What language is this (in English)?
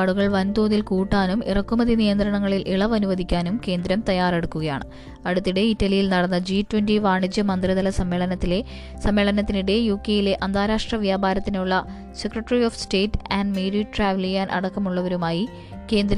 Malayalam